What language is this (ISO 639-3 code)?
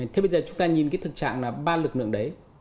vie